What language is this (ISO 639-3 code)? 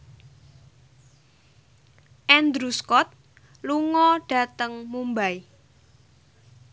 jav